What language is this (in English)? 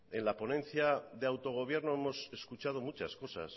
Spanish